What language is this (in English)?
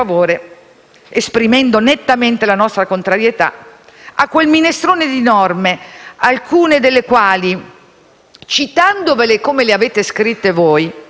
Italian